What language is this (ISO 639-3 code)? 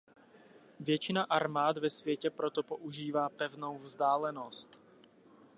ces